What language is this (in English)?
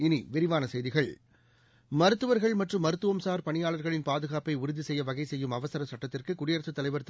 Tamil